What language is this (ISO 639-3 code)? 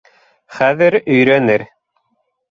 bak